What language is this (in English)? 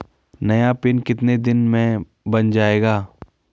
Hindi